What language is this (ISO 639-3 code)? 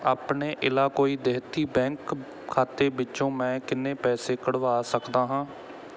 pan